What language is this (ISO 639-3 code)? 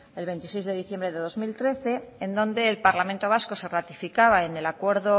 spa